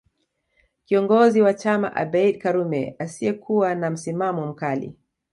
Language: Swahili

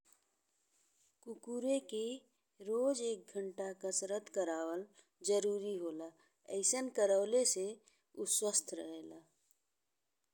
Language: Bhojpuri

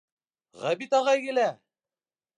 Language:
Bashkir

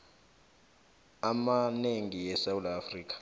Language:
South Ndebele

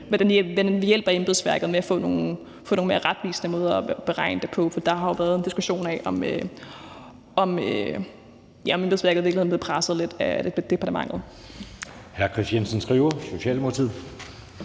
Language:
Danish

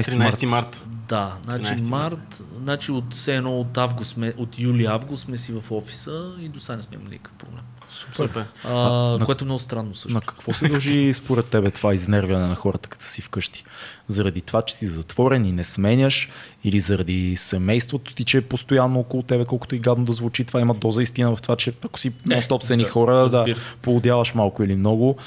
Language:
Bulgarian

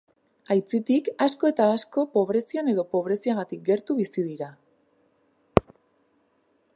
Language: Basque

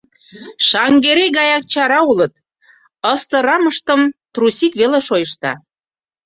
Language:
Mari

